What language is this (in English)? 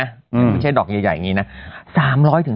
Thai